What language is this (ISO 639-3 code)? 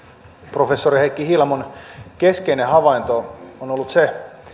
fin